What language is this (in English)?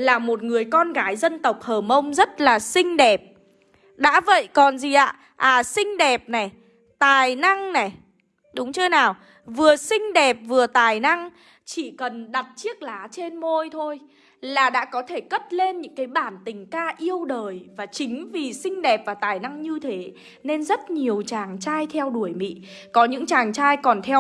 Vietnamese